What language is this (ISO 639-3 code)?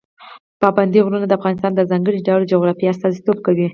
pus